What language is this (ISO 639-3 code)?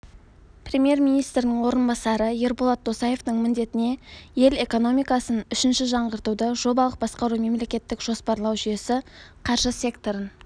kaz